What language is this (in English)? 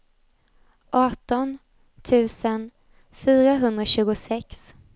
Swedish